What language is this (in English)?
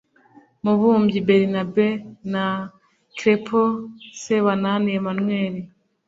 Kinyarwanda